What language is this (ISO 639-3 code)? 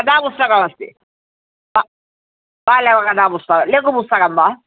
san